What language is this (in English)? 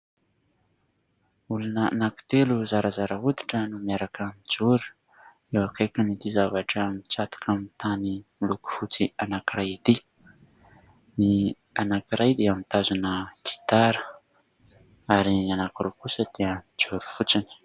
Malagasy